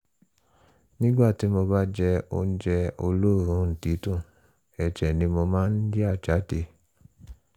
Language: Yoruba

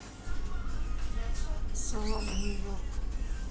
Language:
Russian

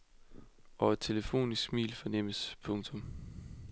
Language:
Danish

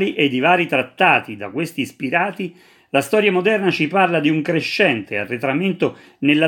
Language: Italian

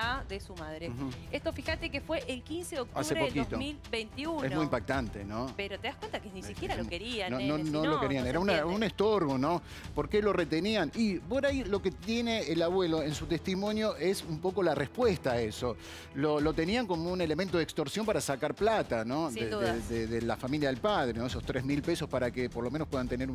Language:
Spanish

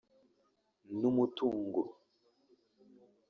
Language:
Kinyarwanda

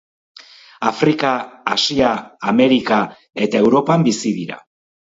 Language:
Basque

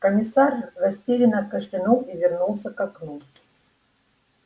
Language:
Russian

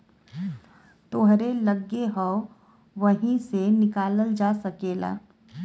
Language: Bhojpuri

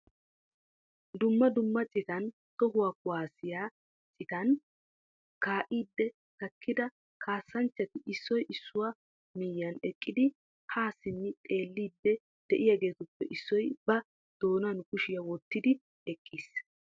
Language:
Wolaytta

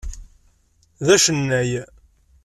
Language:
Kabyle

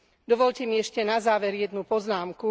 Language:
Slovak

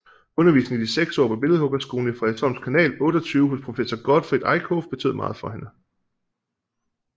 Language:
Danish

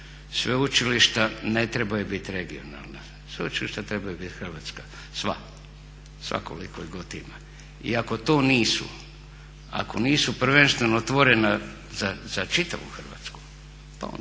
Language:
Croatian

